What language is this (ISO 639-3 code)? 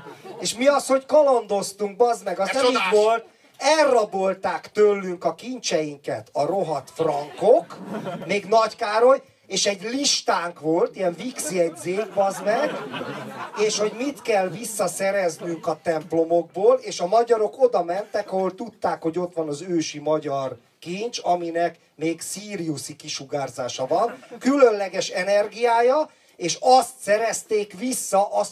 hun